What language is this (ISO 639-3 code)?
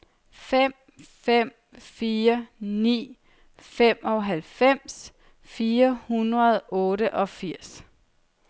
dan